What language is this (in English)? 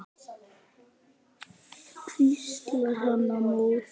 Icelandic